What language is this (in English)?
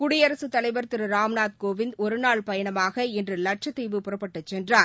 Tamil